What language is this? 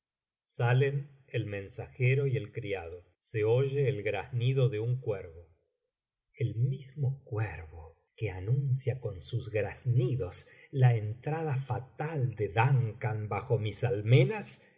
Spanish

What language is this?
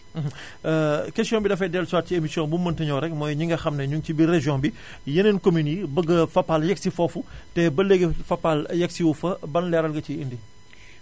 Wolof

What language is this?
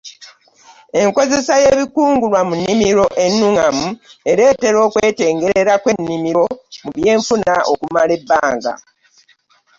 Ganda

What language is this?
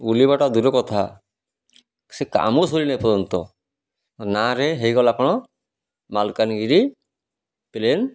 Odia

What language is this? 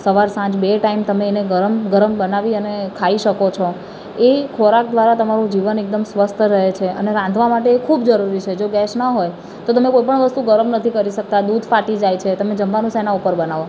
Gujarati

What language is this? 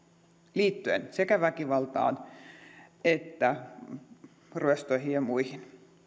Finnish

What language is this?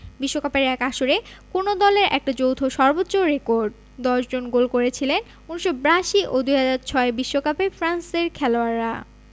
Bangla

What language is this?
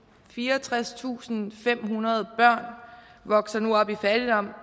Danish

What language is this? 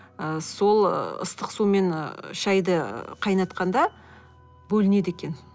Kazakh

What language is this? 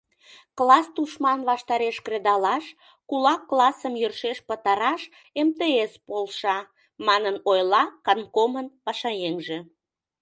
Mari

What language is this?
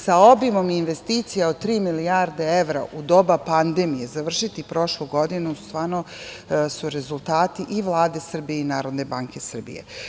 Serbian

